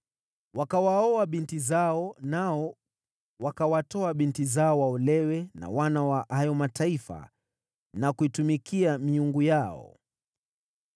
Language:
Swahili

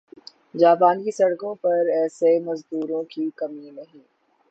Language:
Urdu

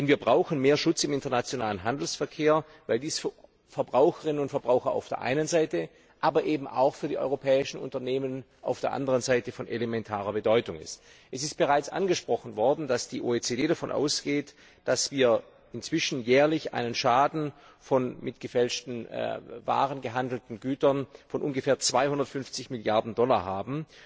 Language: German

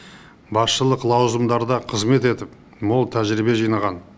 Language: Kazakh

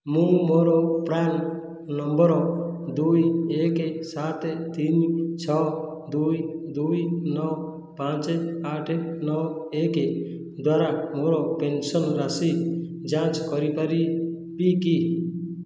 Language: Odia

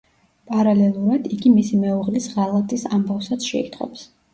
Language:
Georgian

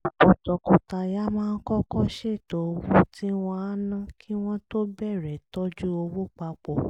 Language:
Yoruba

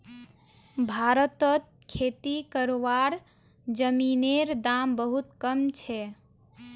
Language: Magahi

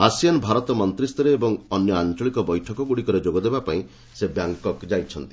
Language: Odia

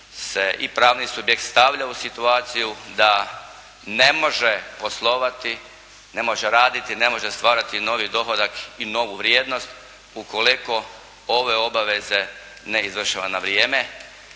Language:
Croatian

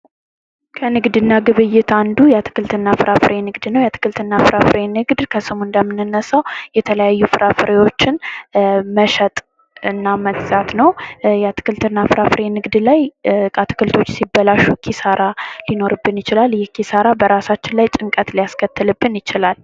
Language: Amharic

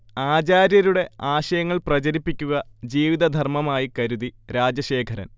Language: Malayalam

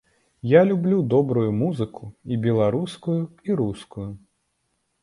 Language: Belarusian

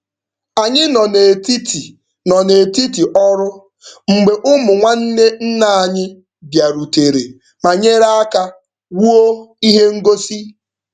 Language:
Igbo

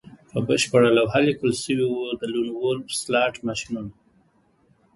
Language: Pashto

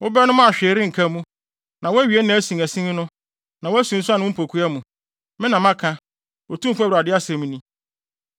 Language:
Akan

